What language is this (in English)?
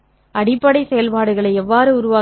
Tamil